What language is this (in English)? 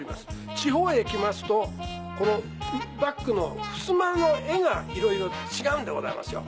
Japanese